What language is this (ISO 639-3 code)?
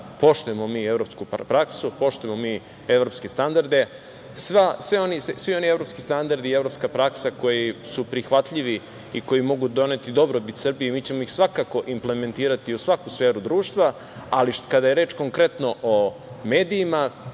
srp